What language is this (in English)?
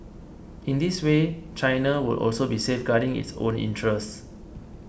English